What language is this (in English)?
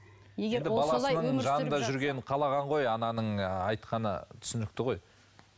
Kazakh